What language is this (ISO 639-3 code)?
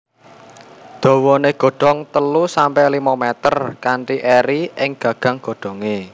jav